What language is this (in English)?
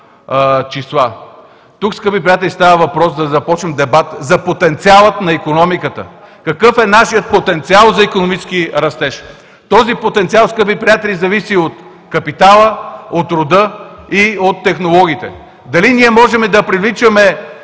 Bulgarian